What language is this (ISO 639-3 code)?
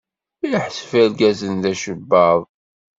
kab